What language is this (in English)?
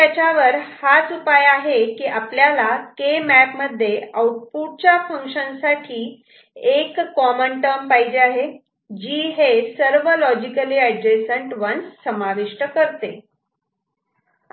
Marathi